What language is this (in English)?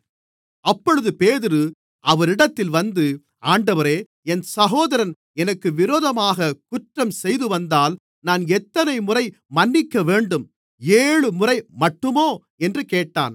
Tamil